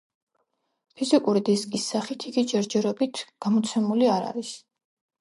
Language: Georgian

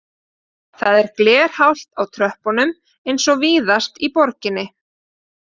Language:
Icelandic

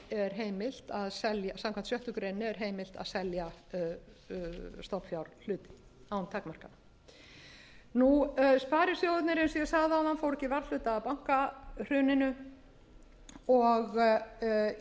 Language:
Icelandic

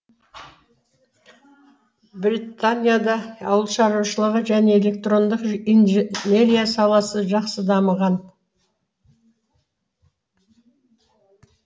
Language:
Kazakh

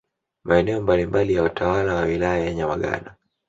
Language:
Swahili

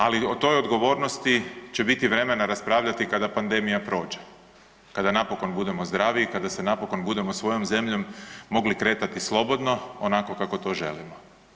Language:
Croatian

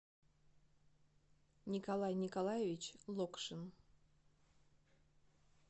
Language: Russian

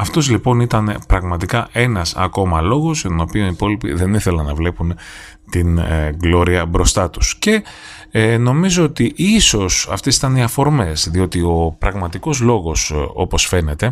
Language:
Greek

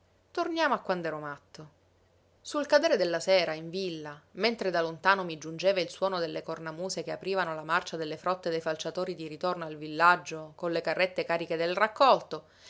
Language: Italian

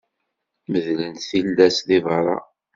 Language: Kabyle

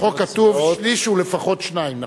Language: Hebrew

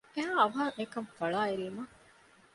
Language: Divehi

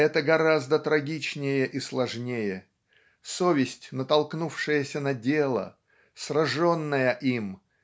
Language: Russian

